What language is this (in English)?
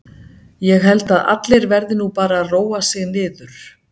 Icelandic